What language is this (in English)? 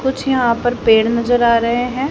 Hindi